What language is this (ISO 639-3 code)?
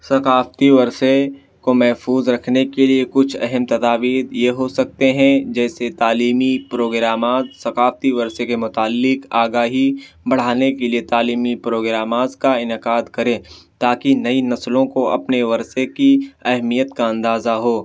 urd